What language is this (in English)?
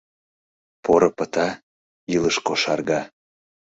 Mari